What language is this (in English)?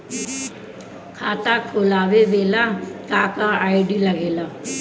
Bhojpuri